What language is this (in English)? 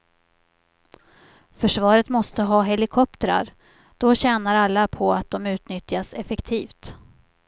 Swedish